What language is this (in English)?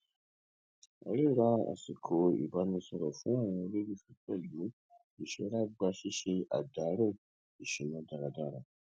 Yoruba